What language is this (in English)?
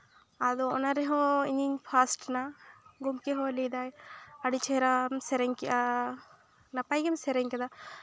Santali